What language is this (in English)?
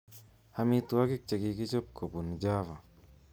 Kalenjin